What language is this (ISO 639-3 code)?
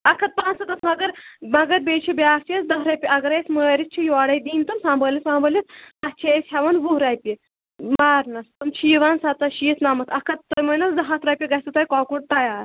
kas